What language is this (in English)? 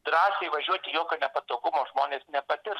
Lithuanian